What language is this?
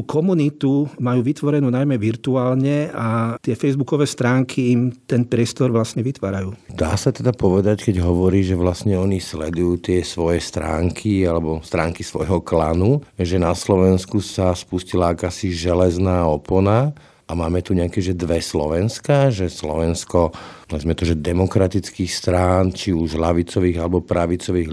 Slovak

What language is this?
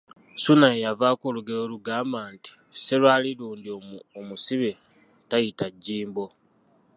Ganda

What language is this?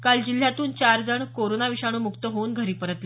Marathi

